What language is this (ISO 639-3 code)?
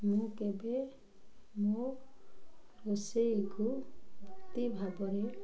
ori